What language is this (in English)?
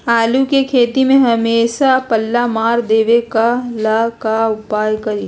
Magahi